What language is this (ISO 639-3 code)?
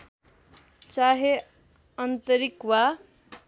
nep